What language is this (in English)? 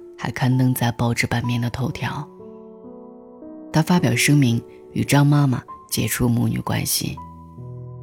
Chinese